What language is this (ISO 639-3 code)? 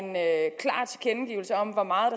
dan